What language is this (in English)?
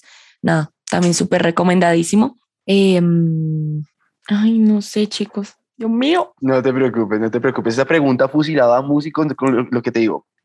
Spanish